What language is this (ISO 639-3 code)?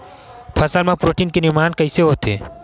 hne